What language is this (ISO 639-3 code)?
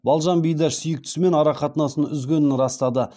kaz